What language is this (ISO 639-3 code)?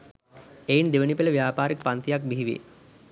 sin